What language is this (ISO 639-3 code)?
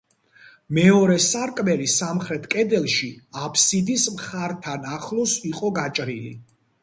kat